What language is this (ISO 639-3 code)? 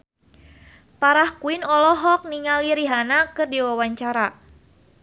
sun